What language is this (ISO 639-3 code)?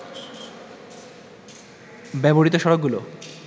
ben